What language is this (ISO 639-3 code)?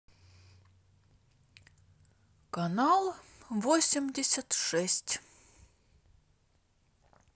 rus